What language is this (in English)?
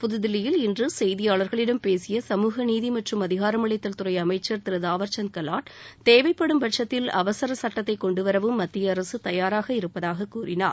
Tamil